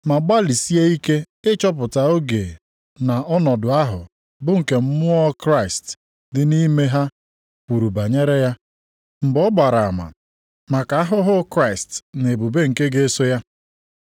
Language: Igbo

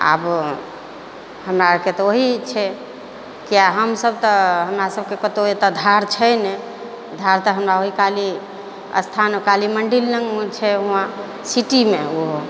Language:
Maithili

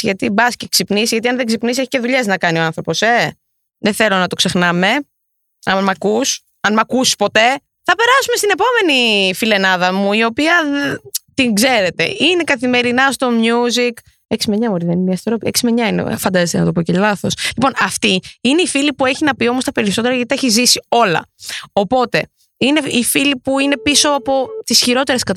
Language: Greek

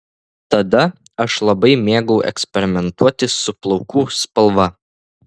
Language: Lithuanian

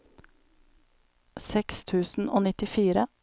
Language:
Norwegian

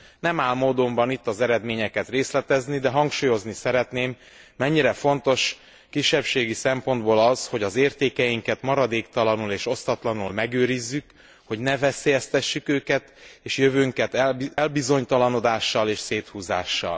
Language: Hungarian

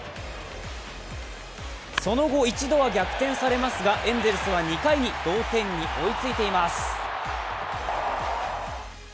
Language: Japanese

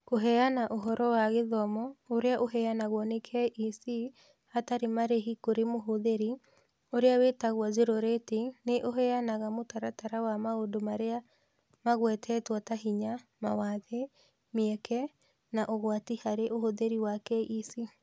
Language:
Kikuyu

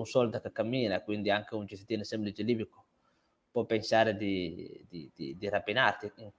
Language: Italian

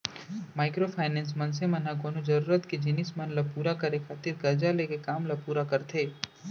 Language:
Chhattisgarhi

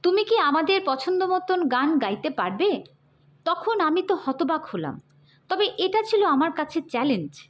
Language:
Bangla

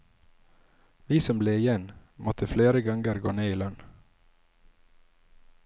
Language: Norwegian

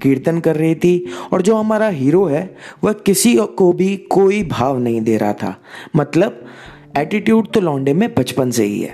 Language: Hindi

